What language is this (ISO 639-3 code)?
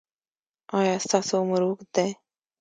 pus